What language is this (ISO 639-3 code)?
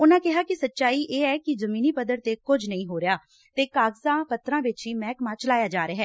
pan